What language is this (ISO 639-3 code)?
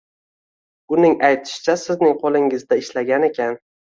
uzb